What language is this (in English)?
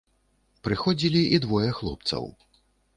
Belarusian